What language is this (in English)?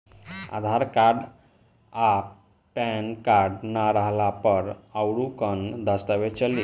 Bhojpuri